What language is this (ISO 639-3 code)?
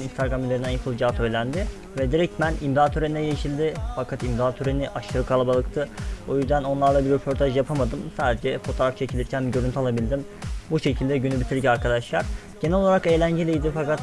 tur